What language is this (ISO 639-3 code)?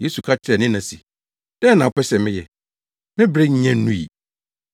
aka